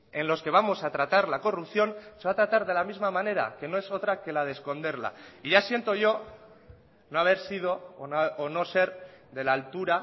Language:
Spanish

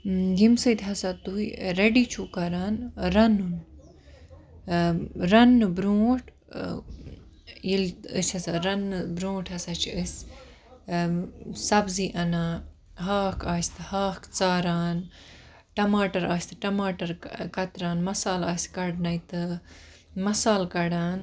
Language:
Kashmiri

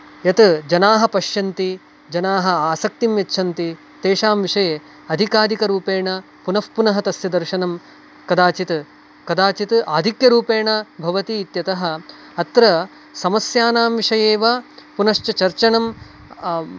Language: Sanskrit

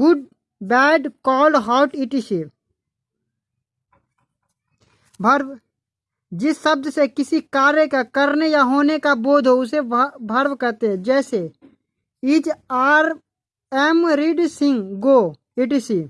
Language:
Hindi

